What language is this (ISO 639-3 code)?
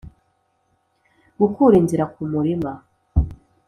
kin